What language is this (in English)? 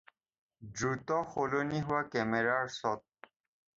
Assamese